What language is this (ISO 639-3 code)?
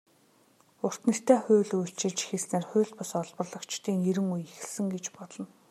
mon